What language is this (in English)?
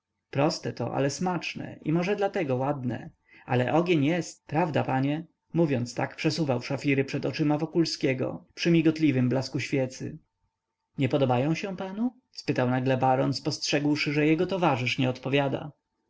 Polish